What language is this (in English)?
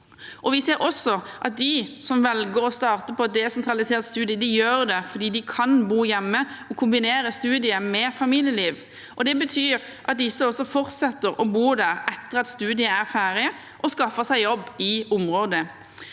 Norwegian